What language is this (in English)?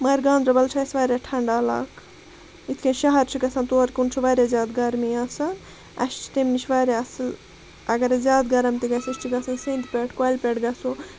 Kashmiri